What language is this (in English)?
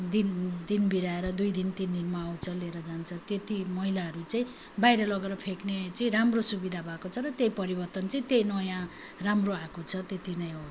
Nepali